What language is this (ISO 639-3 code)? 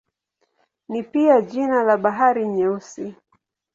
swa